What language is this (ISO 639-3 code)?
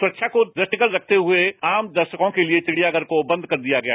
hin